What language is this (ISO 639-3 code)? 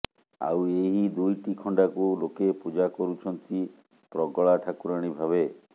ori